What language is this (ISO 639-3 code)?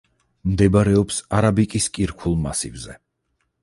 kat